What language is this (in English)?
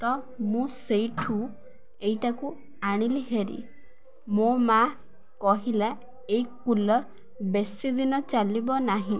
Odia